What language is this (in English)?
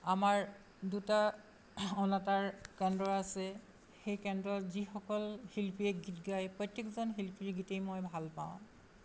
Assamese